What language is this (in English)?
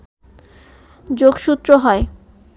Bangla